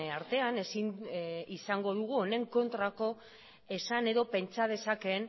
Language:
Basque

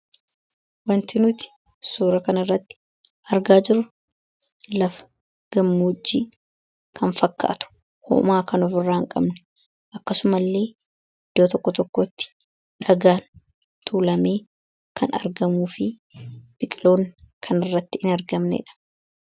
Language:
Oromo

